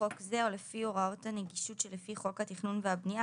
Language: Hebrew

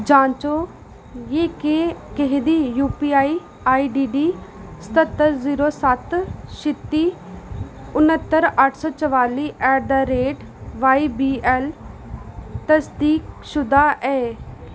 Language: Dogri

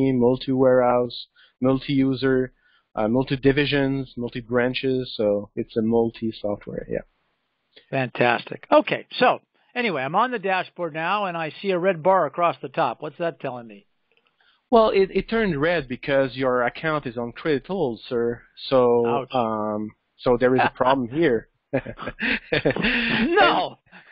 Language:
English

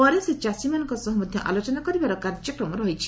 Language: Odia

